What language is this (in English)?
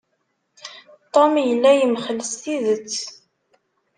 Kabyle